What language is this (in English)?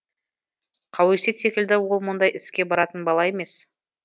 Kazakh